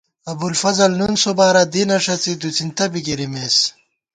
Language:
Gawar-Bati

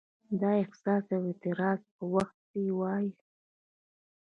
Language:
Pashto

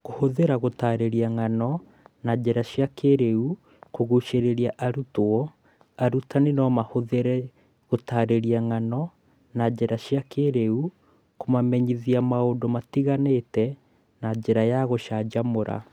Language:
Kikuyu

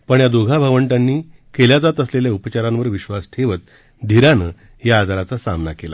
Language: Marathi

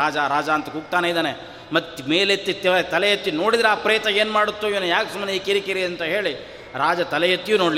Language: Kannada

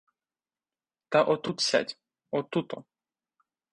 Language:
Ukrainian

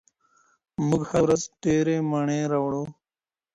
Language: Pashto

